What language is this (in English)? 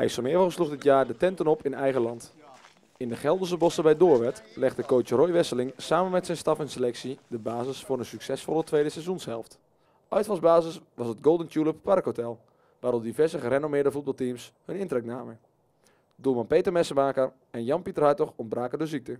Dutch